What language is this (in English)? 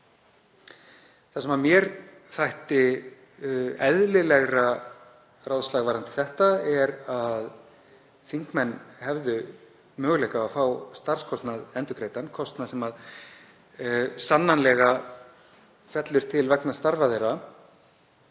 Icelandic